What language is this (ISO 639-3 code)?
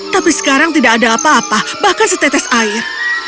ind